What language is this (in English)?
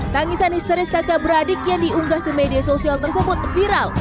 Indonesian